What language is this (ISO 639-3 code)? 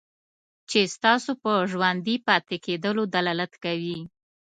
pus